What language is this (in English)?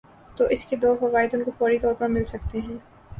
Urdu